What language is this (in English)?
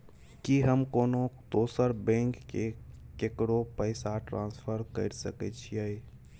Maithili